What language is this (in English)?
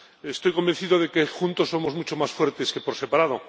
Spanish